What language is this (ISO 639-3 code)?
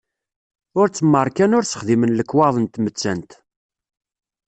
kab